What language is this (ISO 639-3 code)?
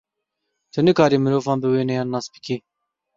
kur